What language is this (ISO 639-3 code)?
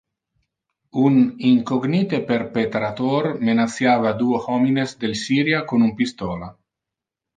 ina